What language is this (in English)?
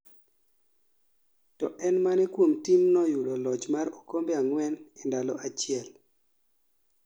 Luo (Kenya and Tanzania)